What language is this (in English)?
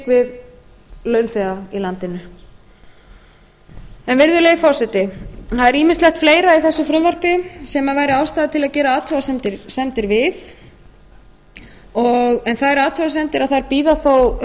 Icelandic